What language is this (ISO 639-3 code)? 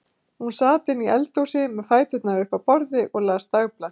isl